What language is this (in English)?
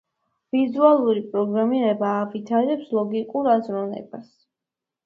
Georgian